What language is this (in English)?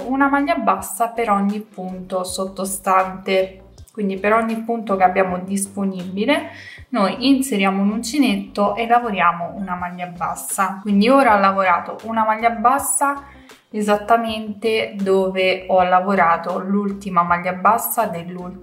Italian